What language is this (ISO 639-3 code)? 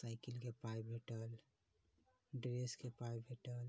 mai